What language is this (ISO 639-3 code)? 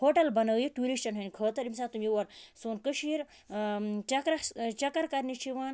kas